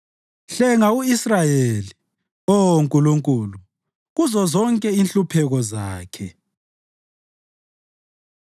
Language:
North Ndebele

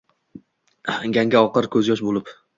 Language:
Uzbek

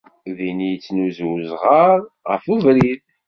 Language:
Kabyle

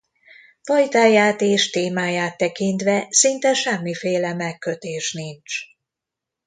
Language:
Hungarian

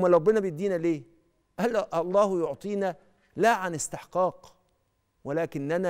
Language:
Arabic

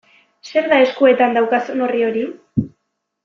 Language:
Basque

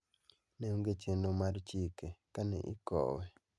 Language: Luo (Kenya and Tanzania)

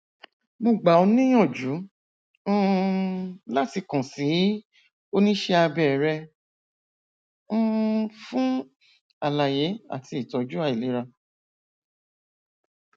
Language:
Yoruba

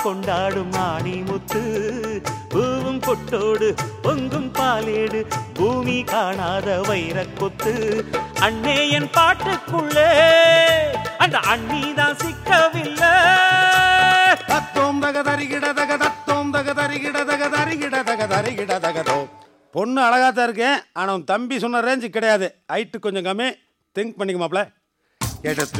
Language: Tamil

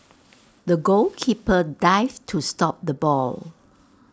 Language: English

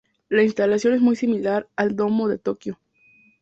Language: Spanish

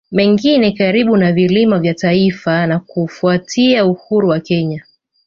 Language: Swahili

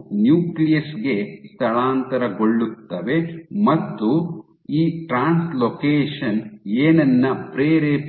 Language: Kannada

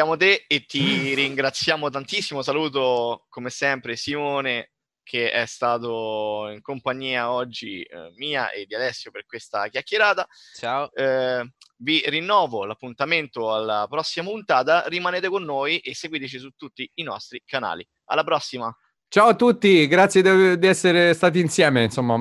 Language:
Italian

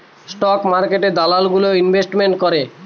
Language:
Bangla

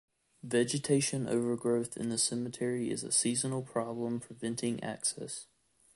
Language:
English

